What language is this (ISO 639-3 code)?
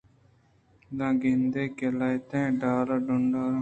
bgp